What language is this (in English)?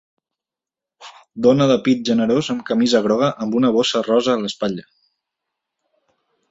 Catalan